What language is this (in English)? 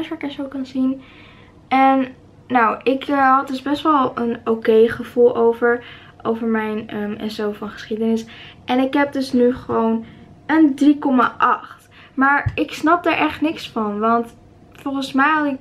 Dutch